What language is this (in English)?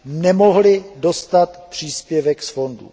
Czech